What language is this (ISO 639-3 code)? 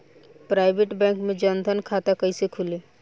bho